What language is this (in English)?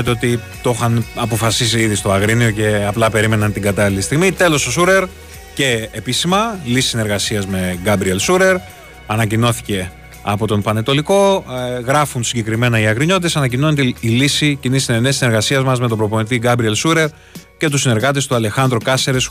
Greek